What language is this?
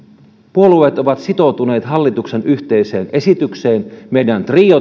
Finnish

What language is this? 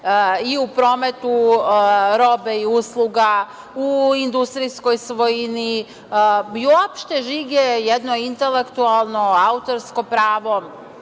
Serbian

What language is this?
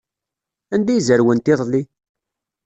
Kabyle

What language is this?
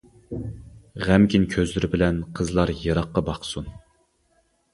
Uyghur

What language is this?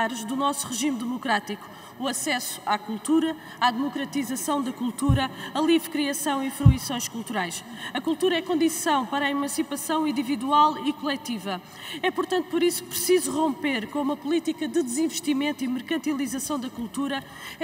Portuguese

